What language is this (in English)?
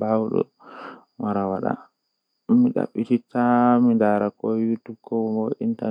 Western Niger Fulfulde